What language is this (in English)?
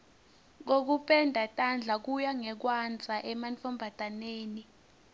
Swati